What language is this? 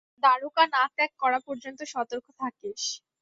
Bangla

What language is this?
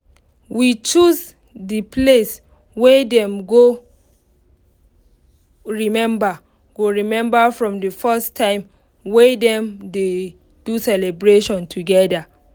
Nigerian Pidgin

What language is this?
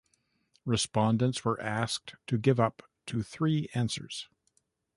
English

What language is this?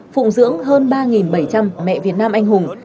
Vietnamese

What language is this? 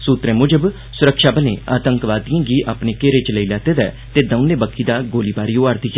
Dogri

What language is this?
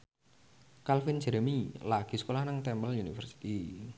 Javanese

